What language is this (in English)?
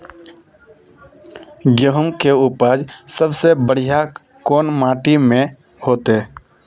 Magahi